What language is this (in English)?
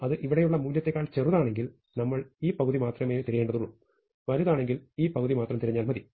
Malayalam